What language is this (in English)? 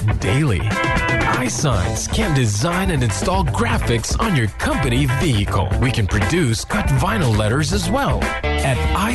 Filipino